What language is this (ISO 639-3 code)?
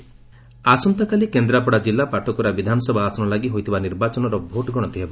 ori